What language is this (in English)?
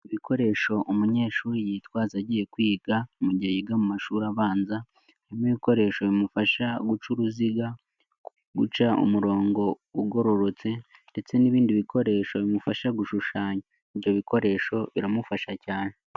Kinyarwanda